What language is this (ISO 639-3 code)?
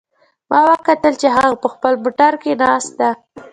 pus